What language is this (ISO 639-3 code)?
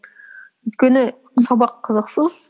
kaz